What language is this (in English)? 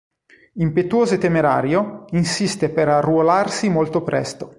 Italian